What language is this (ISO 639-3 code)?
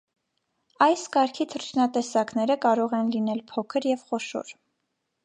hye